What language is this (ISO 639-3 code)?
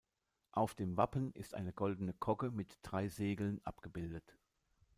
deu